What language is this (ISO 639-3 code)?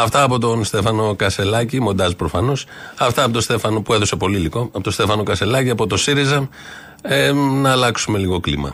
ell